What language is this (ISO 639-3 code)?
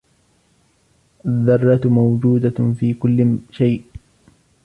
ara